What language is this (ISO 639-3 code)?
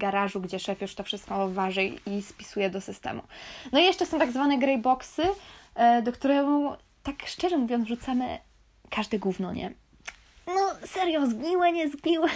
pol